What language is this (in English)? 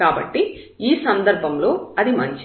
Telugu